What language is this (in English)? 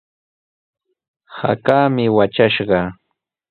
Sihuas Ancash Quechua